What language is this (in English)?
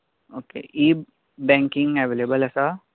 Konkani